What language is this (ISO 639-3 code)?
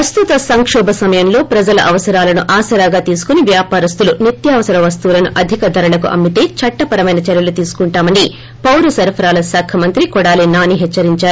tel